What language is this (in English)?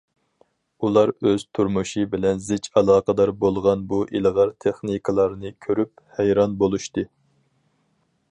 Uyghur